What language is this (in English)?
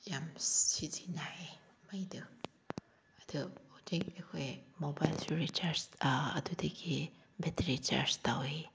Manipuri